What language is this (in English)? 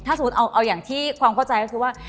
Thai